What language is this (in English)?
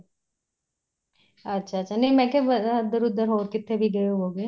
Punjabi